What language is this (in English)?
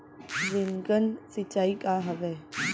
Chhattisgarhi